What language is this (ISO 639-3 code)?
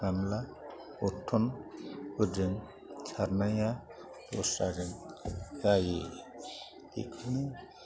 brx